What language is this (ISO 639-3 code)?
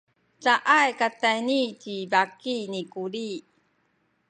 szy